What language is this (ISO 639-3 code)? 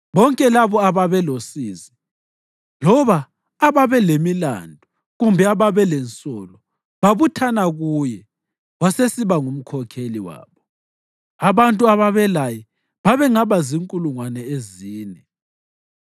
nde